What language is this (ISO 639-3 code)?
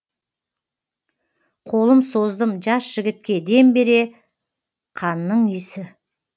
kaz